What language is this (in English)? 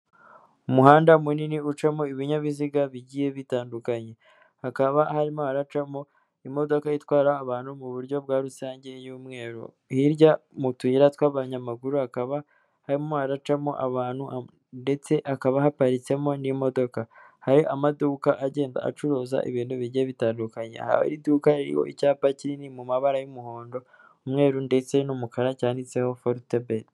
Kinyarwanda